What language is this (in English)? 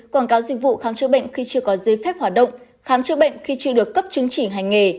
Vietnamese